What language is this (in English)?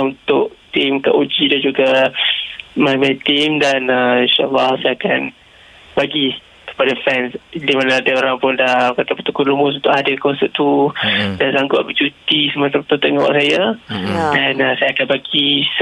Malay